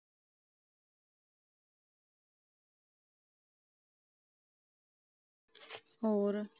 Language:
Punjabi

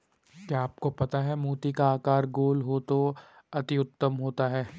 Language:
Hindi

